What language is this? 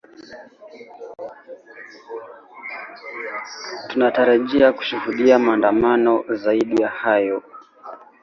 Swahili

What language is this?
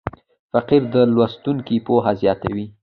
Pashto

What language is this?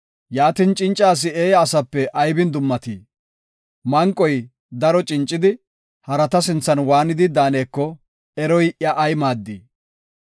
Gofa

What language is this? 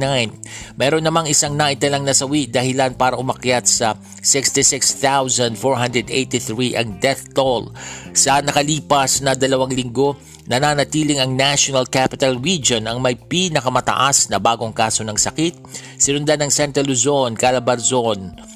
Filipino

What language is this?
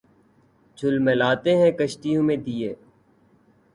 Urdu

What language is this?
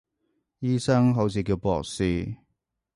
Cantonese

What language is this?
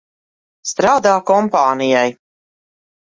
Latvian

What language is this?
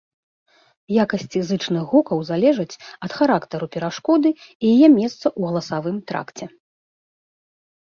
Belarusian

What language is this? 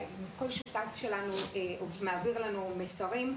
Hebrew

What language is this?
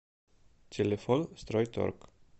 Russian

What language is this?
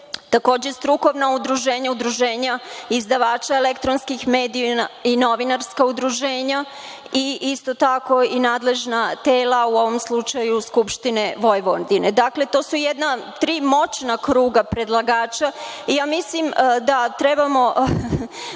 Serbian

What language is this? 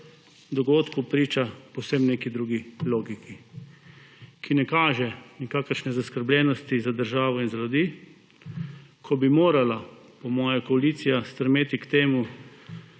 Slovenian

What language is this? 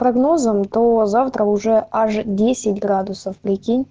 Russian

